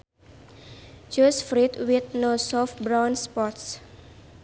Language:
Sundanese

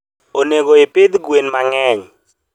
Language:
Luo (Kenya and Tanzania)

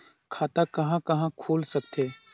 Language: Chhattisgarhi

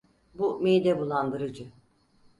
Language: Turkish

